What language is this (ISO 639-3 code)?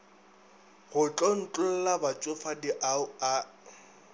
nso